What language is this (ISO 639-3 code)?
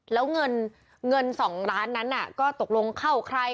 tha